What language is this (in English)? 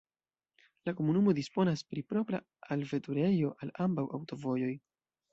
Esperanto